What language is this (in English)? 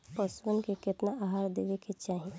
Bhojpuri